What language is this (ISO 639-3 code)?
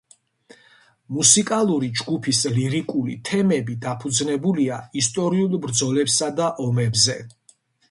kat